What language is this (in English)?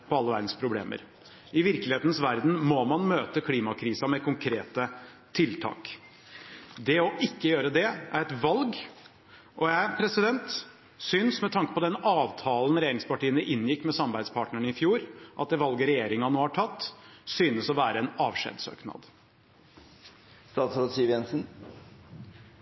Norwegian Bokmål